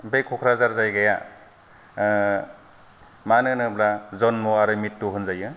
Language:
Bodo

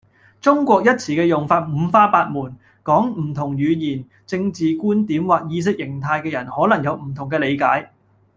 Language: Cantonese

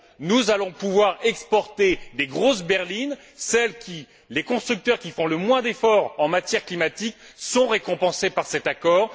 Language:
French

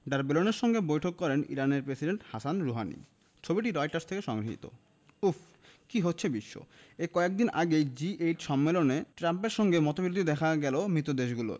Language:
Bangla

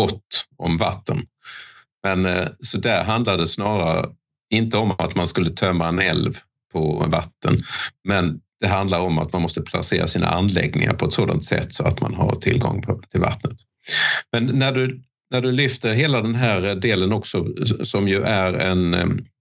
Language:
Swedish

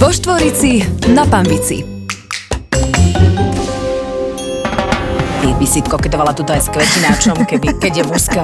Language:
Slovak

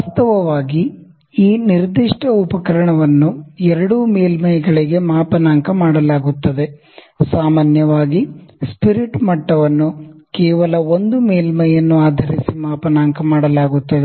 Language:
Kannada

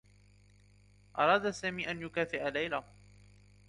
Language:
Arabic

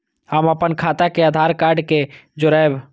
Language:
Maithili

